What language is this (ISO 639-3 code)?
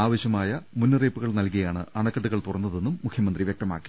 mal